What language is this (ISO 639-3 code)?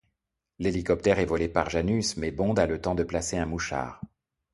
fra